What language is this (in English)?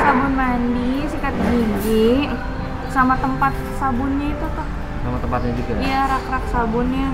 Indonesian